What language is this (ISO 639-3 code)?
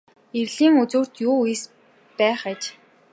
mon